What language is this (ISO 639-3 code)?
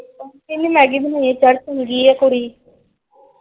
pan